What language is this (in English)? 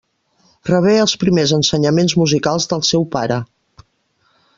Catalan